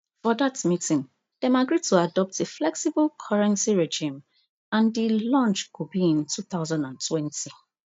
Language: Nigerian Pidgin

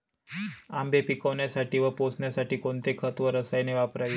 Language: Marathi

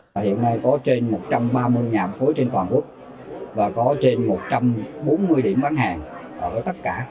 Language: Vietnamese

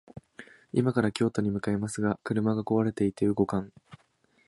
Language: Japanese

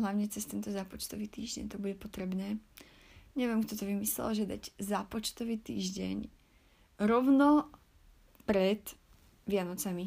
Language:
Slovak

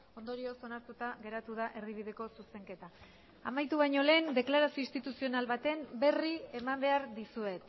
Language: Basque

